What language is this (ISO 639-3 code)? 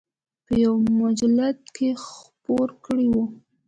pus